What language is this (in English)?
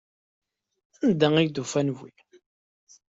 Kabyle